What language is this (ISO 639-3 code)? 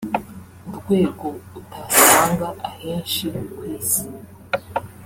kin